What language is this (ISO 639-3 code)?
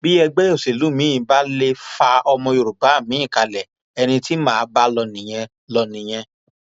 yor